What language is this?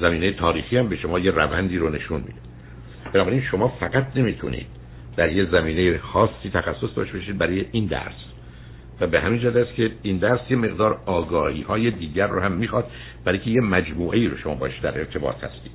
Persian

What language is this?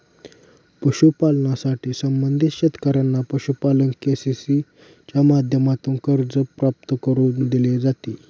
Marathi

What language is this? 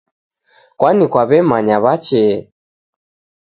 Taita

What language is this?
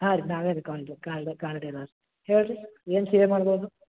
Kannada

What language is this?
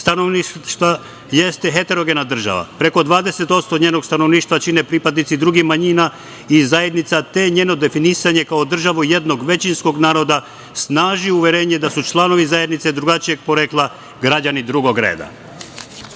Serbian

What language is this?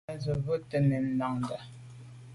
Medumba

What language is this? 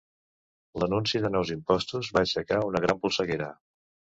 Catalan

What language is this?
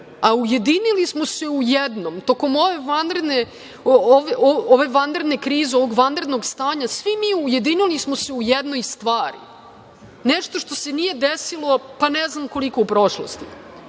Serbian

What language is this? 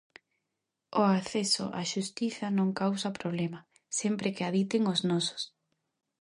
Galician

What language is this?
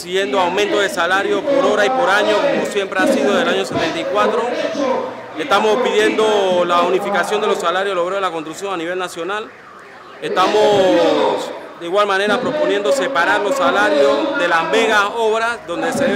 Spanish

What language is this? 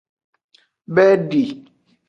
Aja (Benin)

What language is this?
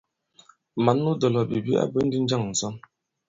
Bankon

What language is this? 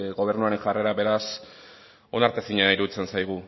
Basque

